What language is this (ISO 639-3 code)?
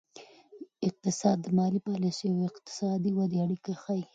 pus